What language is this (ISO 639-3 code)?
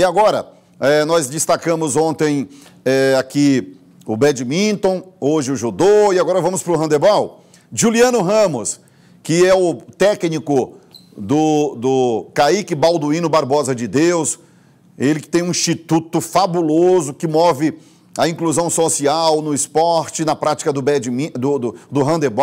por